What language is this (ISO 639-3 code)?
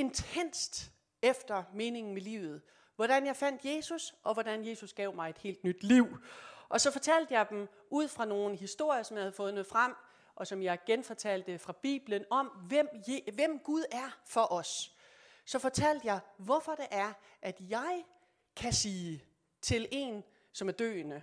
dan